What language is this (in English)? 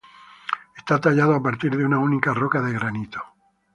Spanish